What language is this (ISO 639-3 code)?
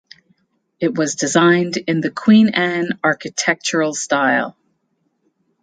eng